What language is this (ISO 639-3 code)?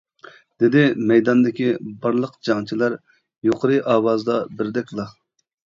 uig